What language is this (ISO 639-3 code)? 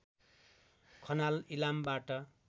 nep